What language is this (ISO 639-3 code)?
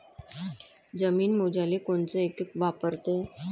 mar